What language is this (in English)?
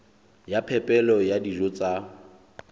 Southern Sotho